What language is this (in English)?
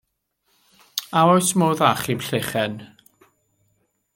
Welsh